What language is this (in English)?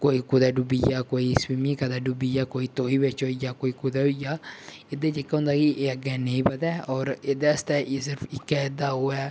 Dogri